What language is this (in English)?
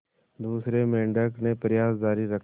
Hindi